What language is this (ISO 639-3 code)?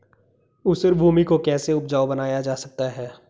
hin